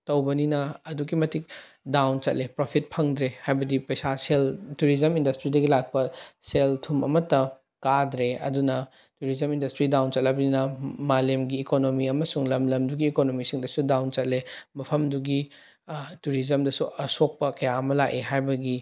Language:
Manipuri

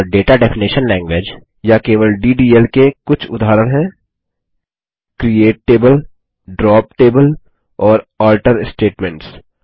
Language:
Hindi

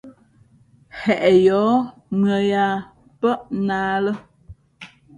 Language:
Fe'fe'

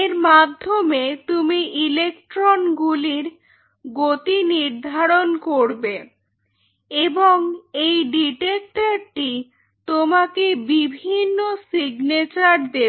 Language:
Bangla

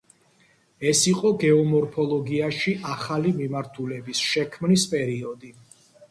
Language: Georgian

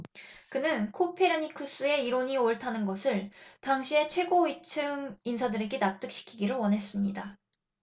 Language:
Korean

